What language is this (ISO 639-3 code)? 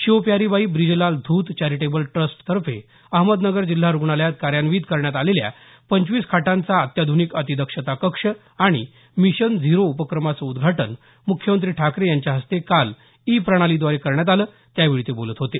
mar